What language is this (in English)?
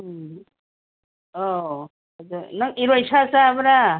Manipuri